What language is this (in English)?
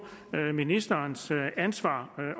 Danish